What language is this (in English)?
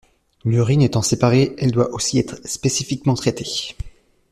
French